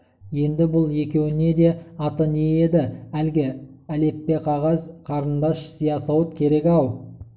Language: Kazakh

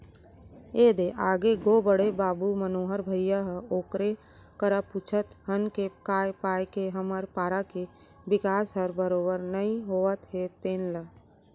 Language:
Chhattisgarhi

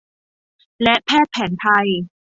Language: Thai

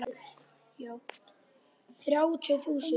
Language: Icelandic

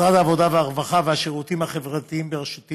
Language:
Hebrew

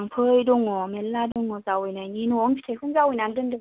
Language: Bodo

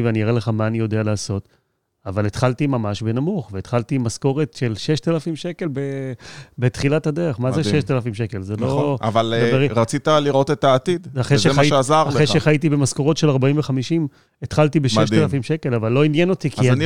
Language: Hebrew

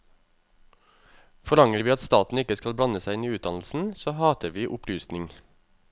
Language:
Norwegian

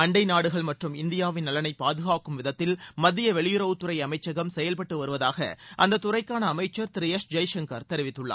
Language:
Tamil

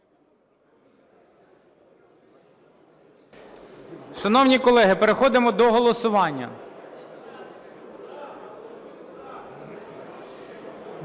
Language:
Ukrainian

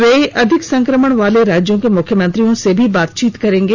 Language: Hindi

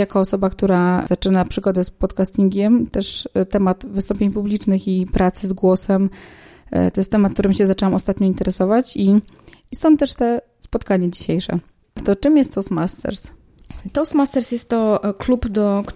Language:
Polish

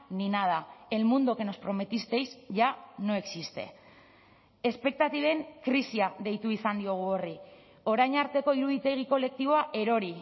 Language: Basque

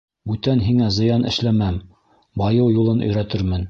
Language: Bashkir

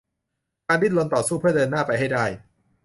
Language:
Thai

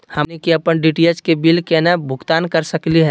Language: Magahi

